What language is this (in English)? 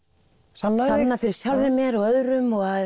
Icelandic